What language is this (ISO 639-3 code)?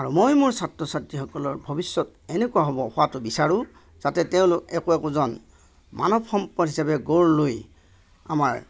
asm